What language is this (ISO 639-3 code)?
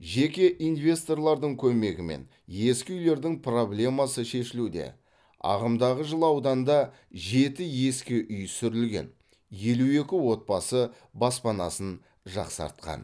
kaz